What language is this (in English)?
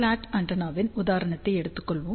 Tamil